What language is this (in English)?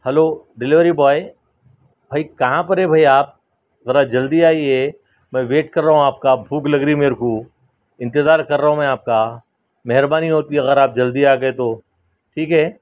Urdu